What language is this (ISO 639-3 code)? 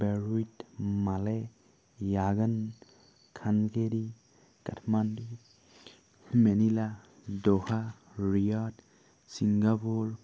asm